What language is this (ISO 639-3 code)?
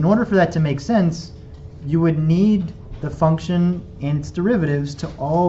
eng